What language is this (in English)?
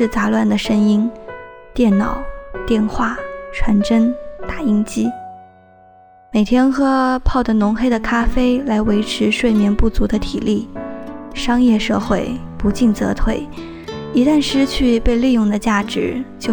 Chinese